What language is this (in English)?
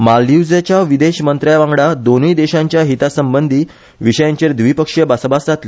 Konkani